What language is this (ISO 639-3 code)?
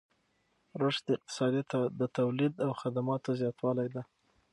pus